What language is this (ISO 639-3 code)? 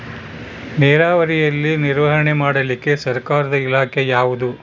kan